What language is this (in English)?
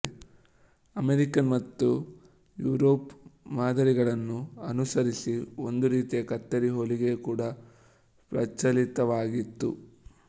Kannada